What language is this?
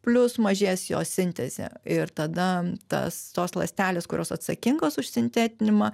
Lithuanian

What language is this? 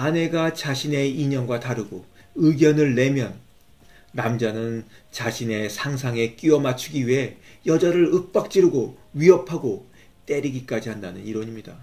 Korean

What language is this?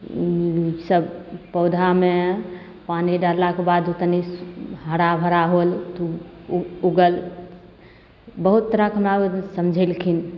Maithili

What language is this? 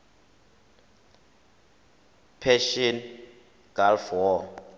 Tswana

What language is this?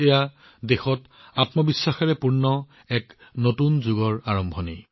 Assamese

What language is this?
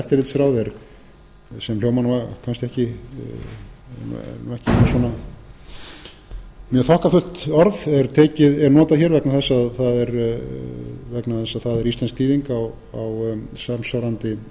Icelandic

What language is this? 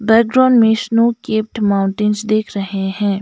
Hindi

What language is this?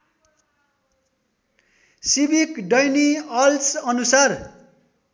Nepali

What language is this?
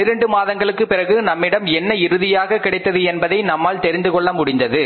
Tamil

